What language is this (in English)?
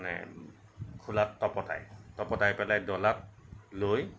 Assamese